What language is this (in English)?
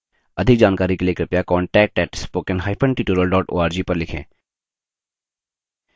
Hindi